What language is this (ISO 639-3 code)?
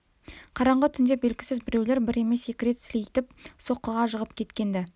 kaz